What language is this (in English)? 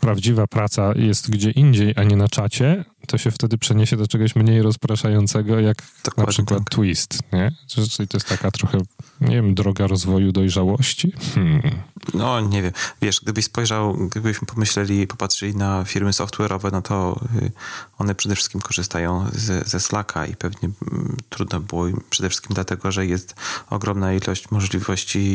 Polish